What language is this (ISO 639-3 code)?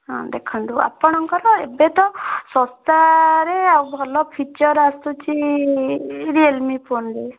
ori